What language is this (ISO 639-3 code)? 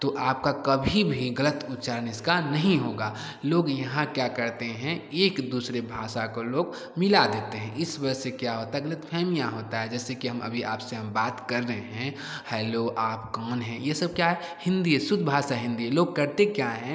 hin